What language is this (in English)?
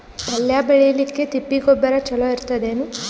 Kannada